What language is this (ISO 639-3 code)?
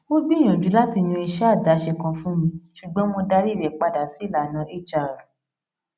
yor